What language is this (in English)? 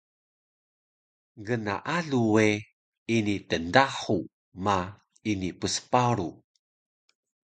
Taroko